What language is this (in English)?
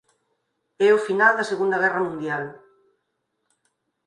Galician